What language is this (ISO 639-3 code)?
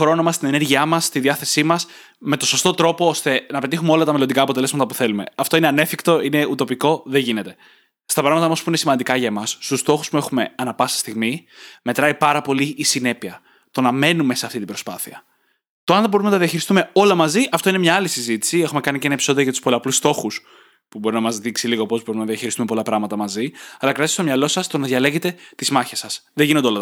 ell